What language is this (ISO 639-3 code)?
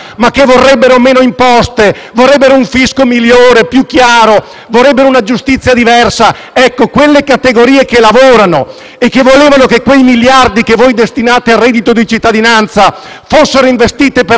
ita